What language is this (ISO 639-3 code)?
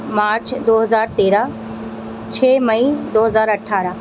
urd